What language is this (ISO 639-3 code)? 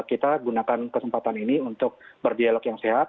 ind